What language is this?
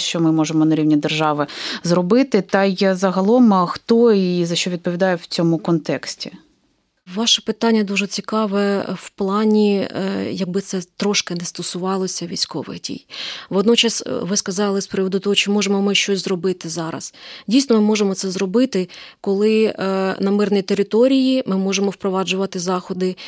Ukrainian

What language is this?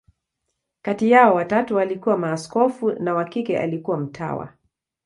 Swahili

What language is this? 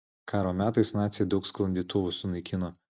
Lithuanian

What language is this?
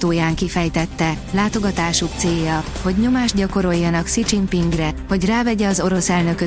Hungarian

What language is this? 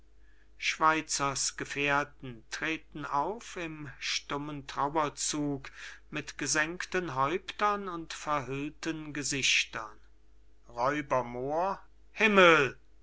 German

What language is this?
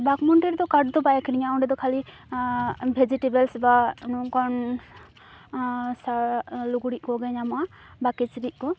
Santali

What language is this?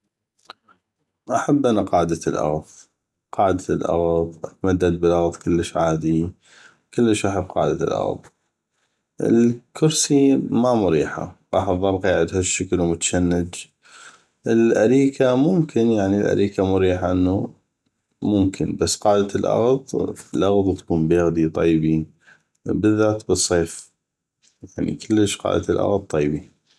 North Mesopotamian Arabic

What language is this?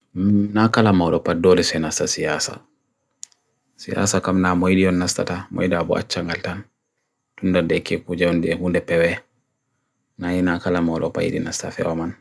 Bagirmi Fulfulde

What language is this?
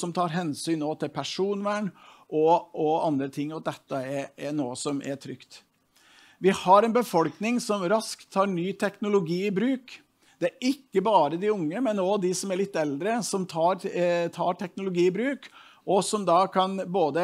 Norwegian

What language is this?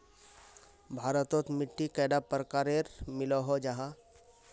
Magahi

